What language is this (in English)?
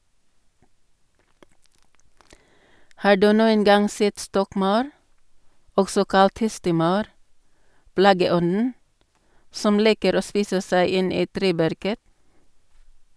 Norwegian